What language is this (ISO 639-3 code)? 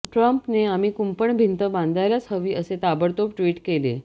mar